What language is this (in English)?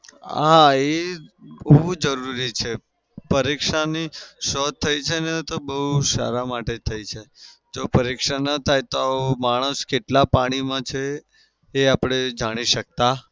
Gujarati